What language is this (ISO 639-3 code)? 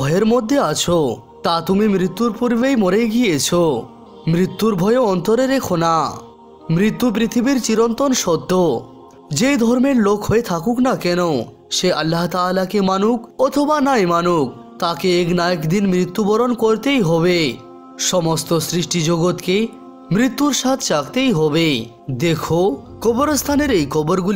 hin